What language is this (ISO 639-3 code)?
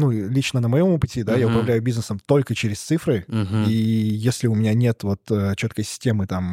rus